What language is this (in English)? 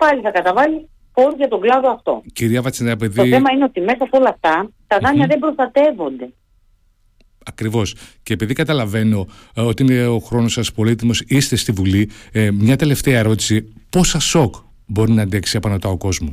Greek